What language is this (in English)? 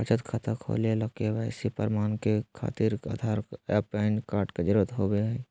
Magahi